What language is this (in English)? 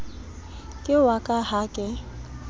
Southern Sotho